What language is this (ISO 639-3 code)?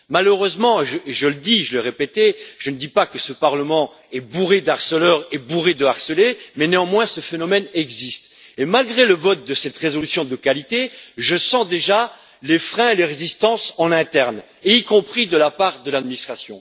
fra